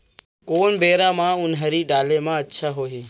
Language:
Chhattisgarhi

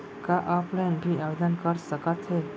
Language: Chhattisgarhi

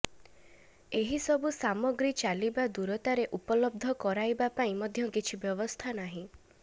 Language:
Odia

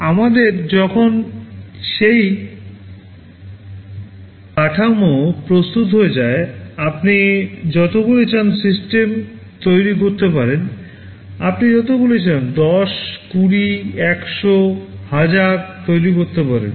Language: Bangla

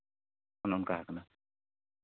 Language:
Santali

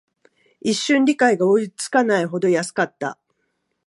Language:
Japanese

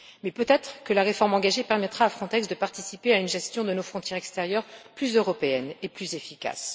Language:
French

